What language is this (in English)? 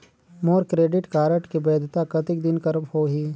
Chhattisgarhi